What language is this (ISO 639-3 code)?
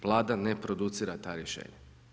hrv